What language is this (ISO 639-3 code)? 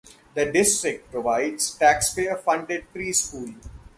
eng